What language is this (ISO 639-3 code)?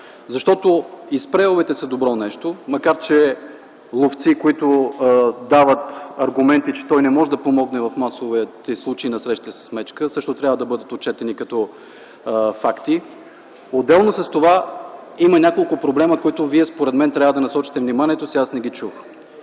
bul